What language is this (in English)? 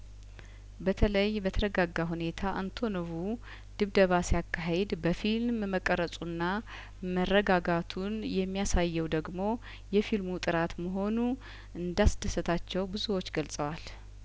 Amharic